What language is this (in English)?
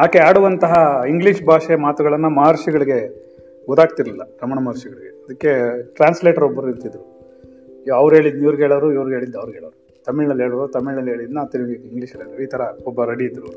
Kannada